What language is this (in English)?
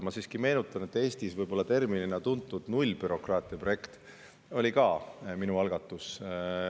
Estonian